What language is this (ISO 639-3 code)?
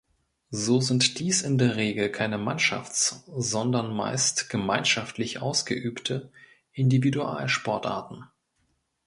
deu